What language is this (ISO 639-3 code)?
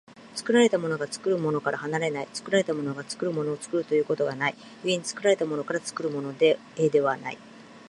jpn